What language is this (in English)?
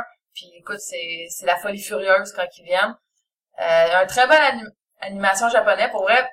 French